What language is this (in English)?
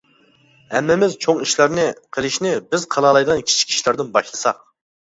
Uyghur